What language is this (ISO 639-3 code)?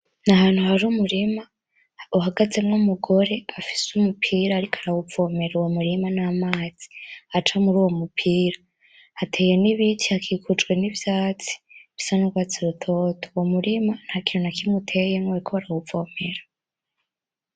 run